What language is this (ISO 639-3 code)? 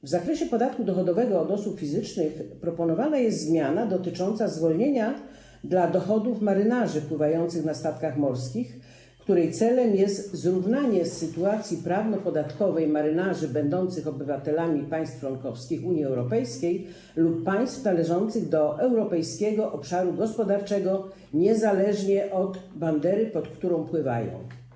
pol